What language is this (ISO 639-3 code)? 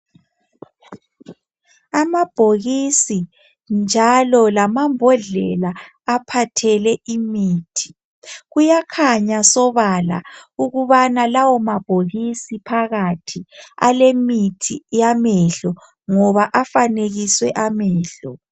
nde